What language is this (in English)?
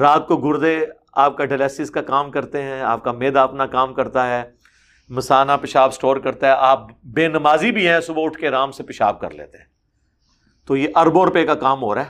Urdu